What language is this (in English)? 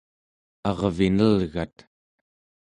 Central Yupik